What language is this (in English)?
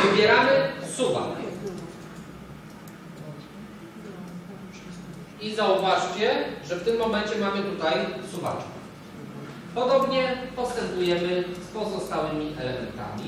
Polish